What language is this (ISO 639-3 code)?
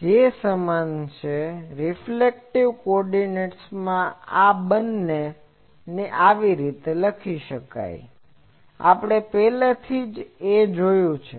guj